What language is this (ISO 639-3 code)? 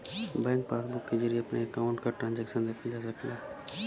bho